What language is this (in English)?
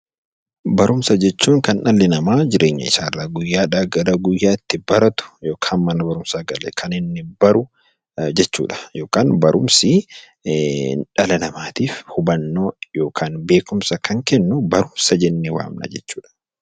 Oromo